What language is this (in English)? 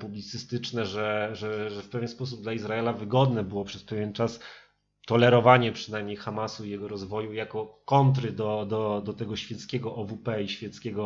Polish